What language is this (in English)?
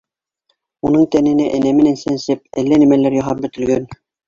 Bashkir